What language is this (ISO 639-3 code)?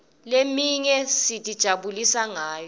ssw